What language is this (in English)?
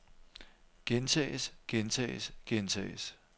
Danish